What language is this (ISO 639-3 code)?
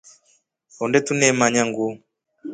rof